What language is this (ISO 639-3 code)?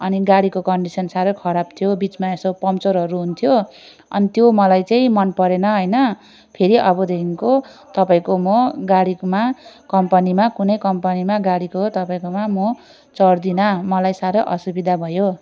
nep